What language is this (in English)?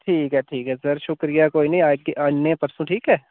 Dogri